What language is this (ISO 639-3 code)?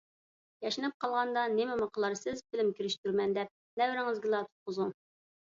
uig